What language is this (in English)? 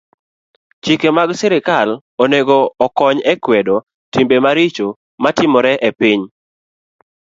Luo (Kenya and Tanzania)